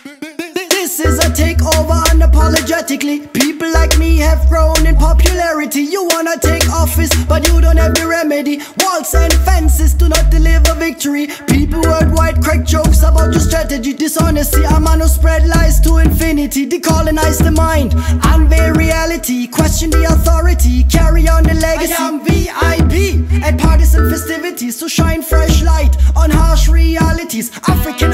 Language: English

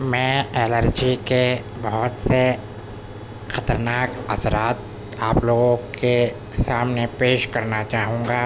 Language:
Urdu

